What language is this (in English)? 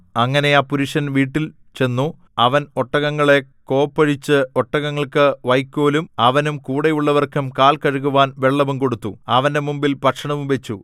Malayalam